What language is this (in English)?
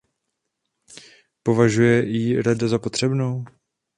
Czech